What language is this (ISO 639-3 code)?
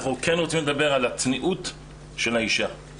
heb